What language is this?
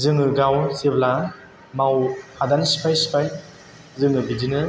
Bodo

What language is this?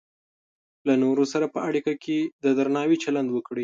Pashto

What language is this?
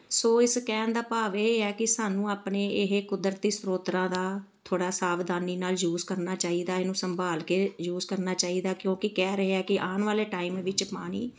Punjabi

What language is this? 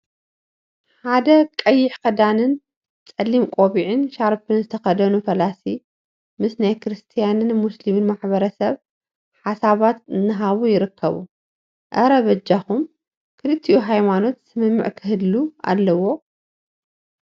Tigrinya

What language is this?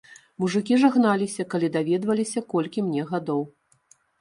Belarusian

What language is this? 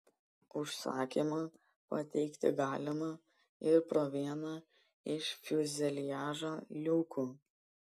Lithuanian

